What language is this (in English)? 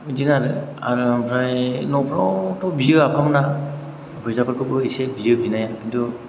Bodo